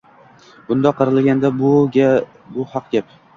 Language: Uzbek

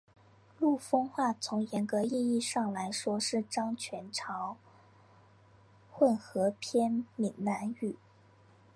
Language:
Chinese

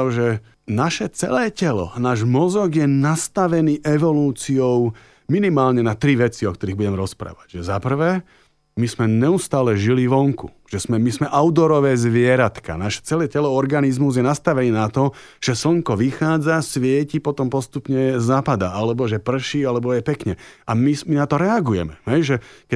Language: Slovak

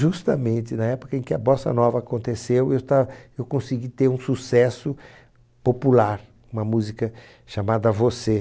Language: Portuguese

